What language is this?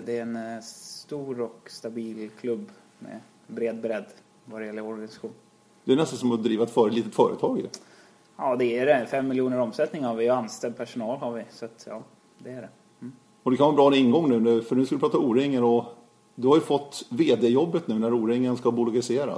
Swedish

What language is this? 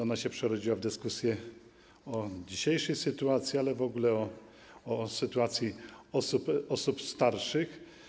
Polish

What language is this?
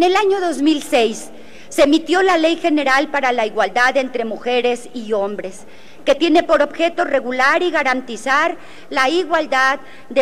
Spanish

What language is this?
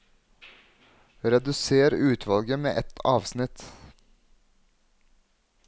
Norwegian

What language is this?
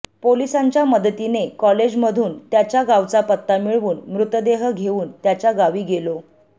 Marathi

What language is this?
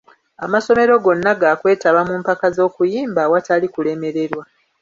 Ganda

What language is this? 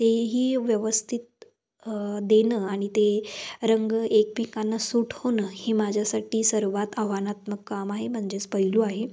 Marathi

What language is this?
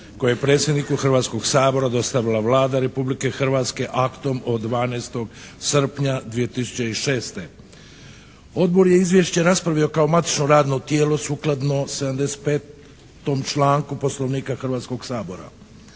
Croatian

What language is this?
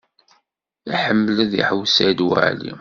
Kabyle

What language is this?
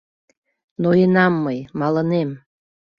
Mari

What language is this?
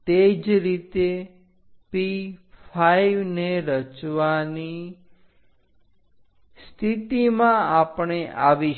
Gujarati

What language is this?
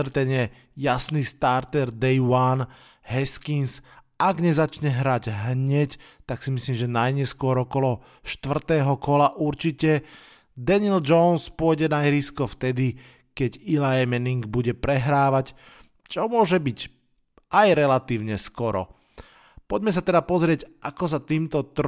Slovak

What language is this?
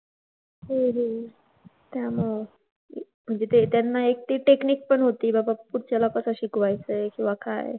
Marathi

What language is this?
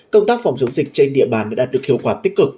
Vietnamese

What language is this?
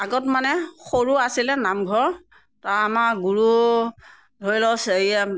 Assamese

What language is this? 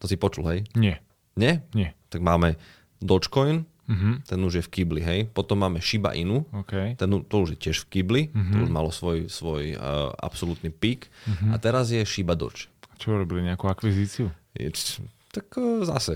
Slovak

